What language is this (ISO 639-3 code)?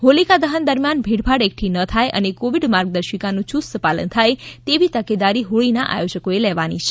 guj